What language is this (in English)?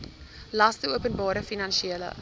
Afrikaans